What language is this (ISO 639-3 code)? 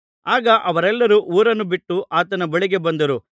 kan